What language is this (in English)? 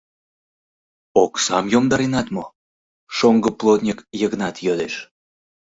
Mari